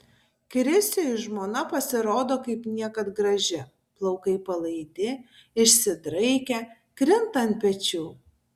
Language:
Lithuanian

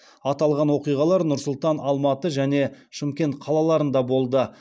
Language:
Kazakh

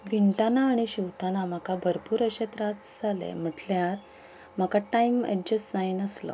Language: Konkani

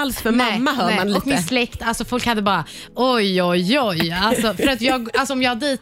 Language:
Swedish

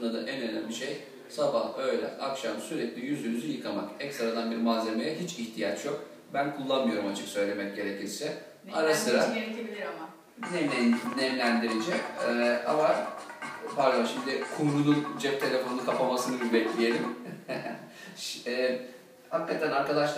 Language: Turkish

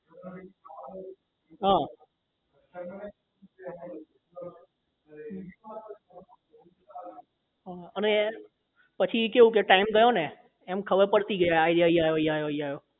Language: Gujarati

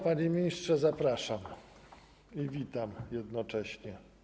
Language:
Polish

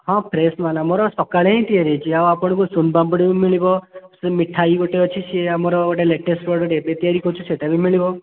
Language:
Odia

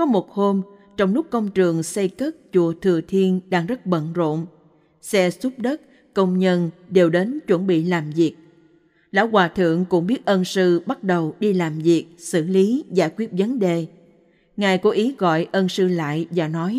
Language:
Vietnamese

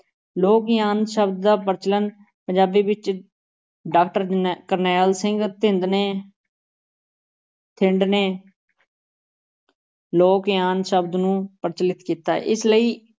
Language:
Punjabi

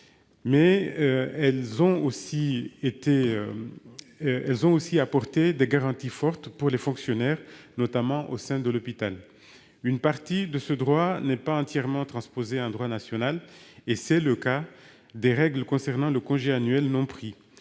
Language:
French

